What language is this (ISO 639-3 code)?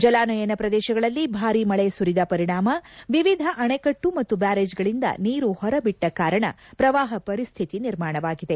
kan